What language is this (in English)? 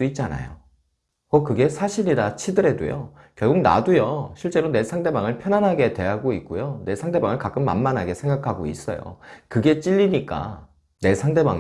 Korean